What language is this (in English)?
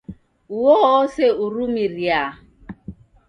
Taita